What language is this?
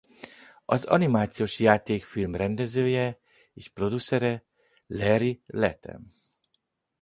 Hungarian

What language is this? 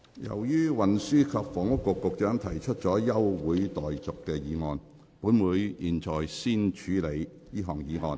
Cantonese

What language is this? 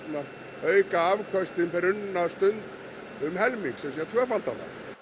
Icelandic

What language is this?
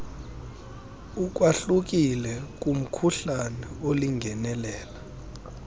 Xhosa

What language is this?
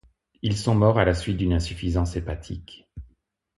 French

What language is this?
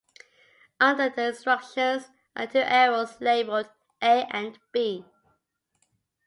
English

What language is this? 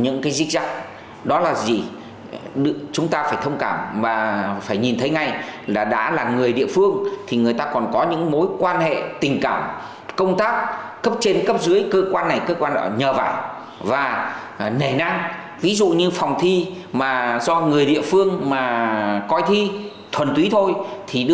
Vietnamese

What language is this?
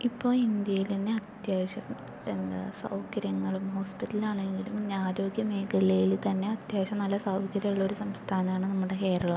Malayalam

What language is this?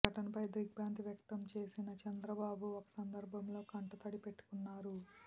Telugu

